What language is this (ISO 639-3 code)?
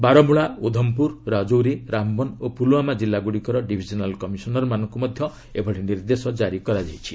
ori